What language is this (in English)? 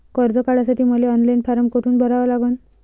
Marathi